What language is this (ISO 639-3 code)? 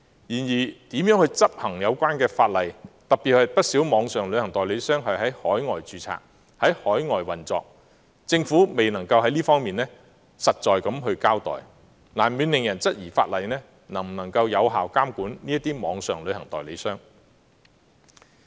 yue